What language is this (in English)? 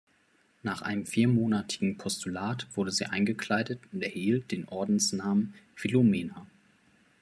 German